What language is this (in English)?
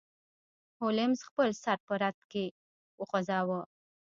Pashto